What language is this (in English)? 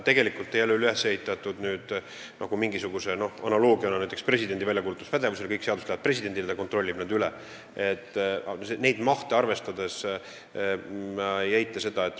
Estonian